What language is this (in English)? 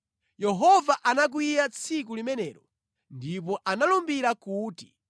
Nyanja